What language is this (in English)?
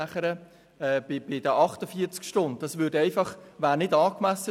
Swiss German